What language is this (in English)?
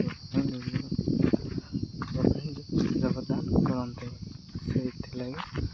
Odia